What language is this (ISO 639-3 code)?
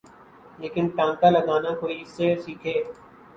urd